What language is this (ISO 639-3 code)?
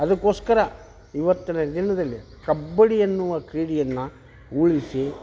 kan